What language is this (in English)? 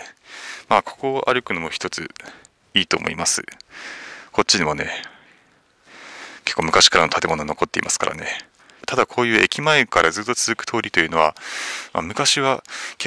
Japanese